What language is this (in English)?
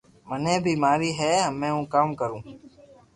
Loarki